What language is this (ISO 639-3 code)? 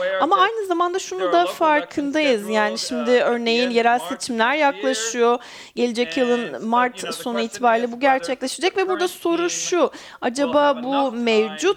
tur